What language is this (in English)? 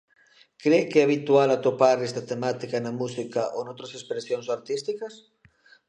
Galician